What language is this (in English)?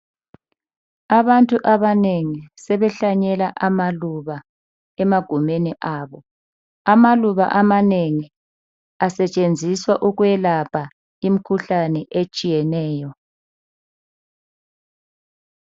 North Ndebele